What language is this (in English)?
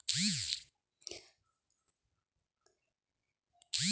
Marathi